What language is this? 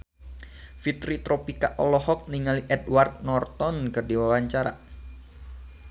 Sundanese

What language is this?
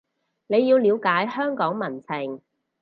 Cantonese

